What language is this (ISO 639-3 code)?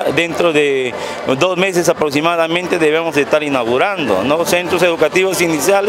spa